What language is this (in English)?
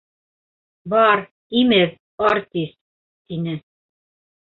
Bashkir